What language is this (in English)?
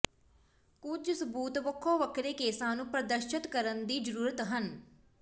Punjabi